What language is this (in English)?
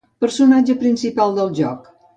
Catalan